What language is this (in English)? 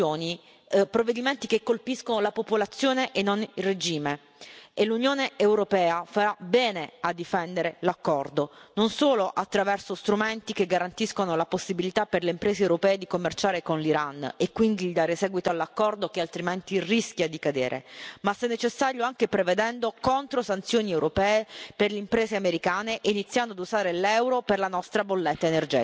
Italian